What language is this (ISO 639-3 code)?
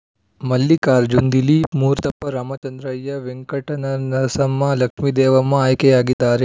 kan